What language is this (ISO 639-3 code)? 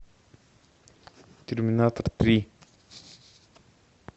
rus